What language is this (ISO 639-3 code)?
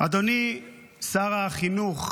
heb